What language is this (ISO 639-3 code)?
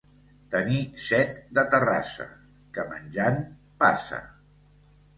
cat